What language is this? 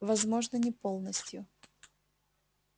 Russian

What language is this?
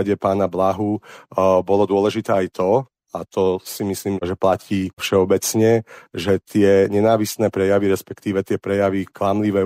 Slovak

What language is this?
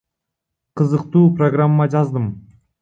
Kyrgyz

